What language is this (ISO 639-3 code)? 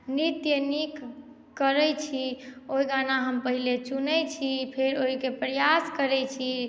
mai